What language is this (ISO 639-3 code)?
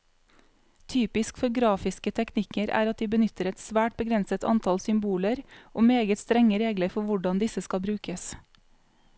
nor